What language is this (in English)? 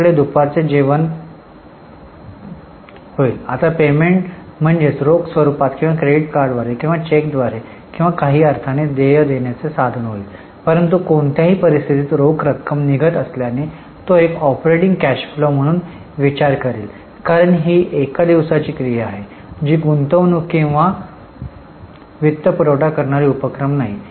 Marathi